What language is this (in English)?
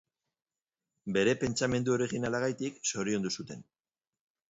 Basque